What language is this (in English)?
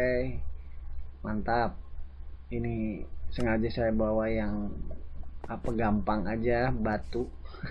Indonesian